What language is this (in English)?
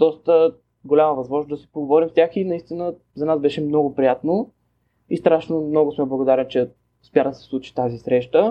Bulgarian